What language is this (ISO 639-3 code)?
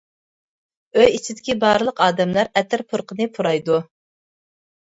uig